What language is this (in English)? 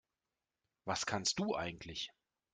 German